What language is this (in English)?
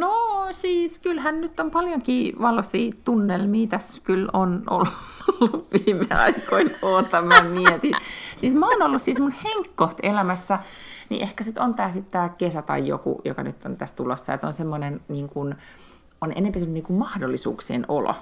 Finnish